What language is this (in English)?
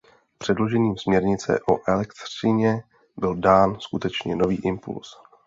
Czech